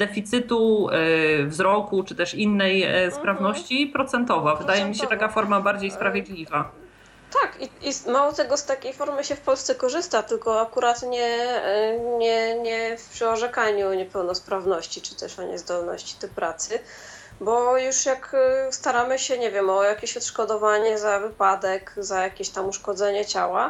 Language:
Polish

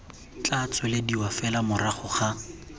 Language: Tswana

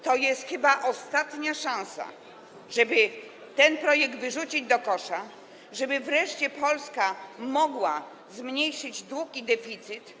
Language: Polish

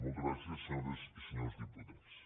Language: Catalan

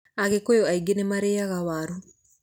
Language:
Kikuyu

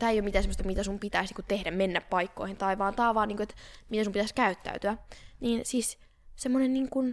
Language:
Finnish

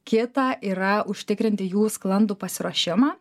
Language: Lithuanian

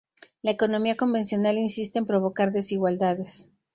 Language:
Spanish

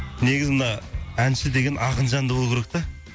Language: Kazakh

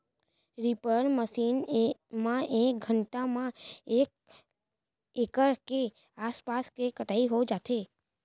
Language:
Chhattisgarhi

